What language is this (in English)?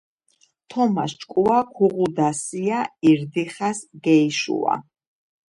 Georgian